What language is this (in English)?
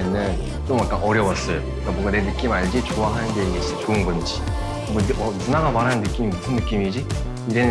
Korean